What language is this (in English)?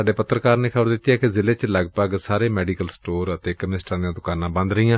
Punjabi